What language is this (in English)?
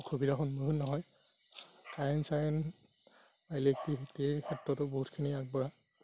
Assamese